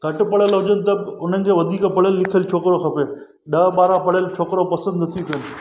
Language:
Sindhi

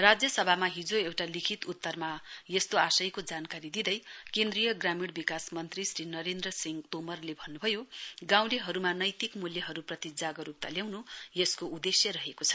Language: Nepali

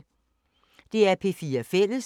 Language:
Danish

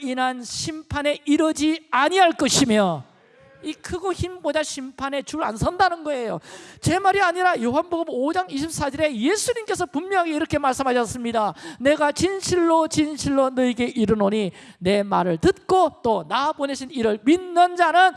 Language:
Korean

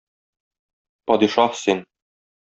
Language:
Tatar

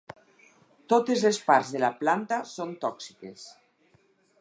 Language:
Catalan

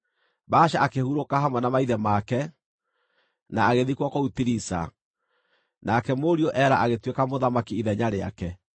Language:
Kikuyu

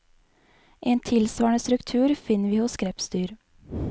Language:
Norwegian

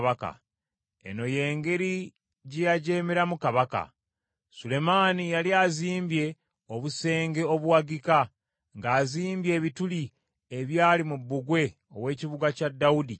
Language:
Ganda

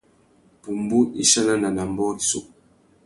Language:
Tuki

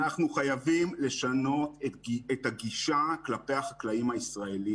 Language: Hebrew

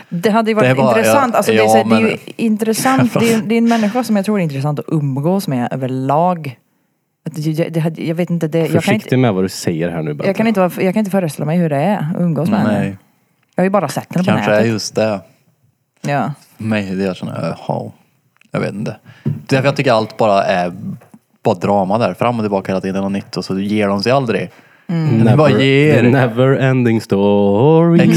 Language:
Swedish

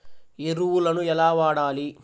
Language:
Telugu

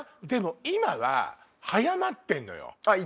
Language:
Japanese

